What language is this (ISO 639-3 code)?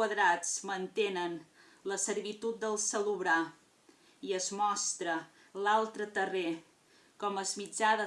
por